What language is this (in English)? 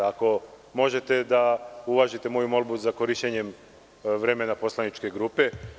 Serbian